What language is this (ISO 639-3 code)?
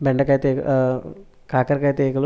tel